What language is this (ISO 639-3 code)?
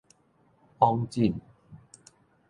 nan